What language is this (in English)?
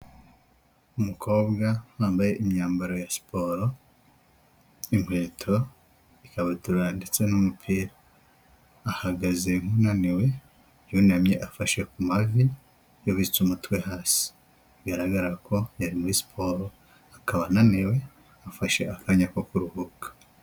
Kinyarwanda